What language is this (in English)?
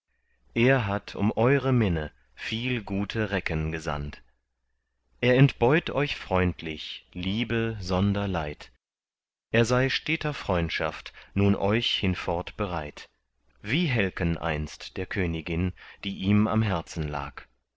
German